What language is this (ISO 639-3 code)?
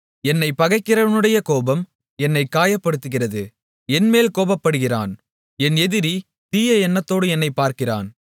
tam